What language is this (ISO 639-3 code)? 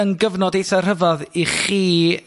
cym